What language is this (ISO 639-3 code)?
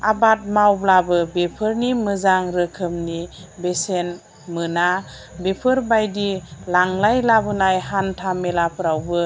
brx